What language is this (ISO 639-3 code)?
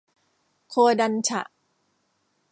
tha